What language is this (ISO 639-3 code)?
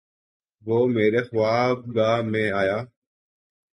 urd